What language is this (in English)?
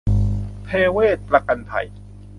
Thai